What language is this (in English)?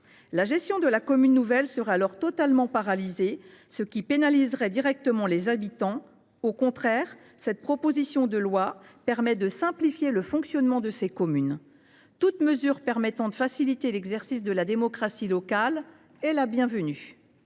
French